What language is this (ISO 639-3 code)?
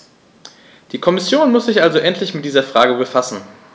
deu